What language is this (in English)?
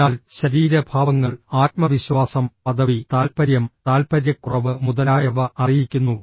Malayalam